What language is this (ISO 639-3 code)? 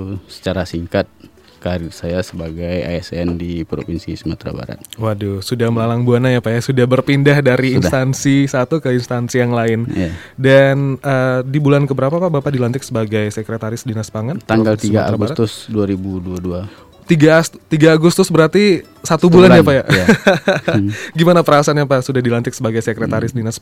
ind